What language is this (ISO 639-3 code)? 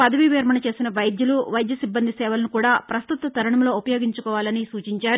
tel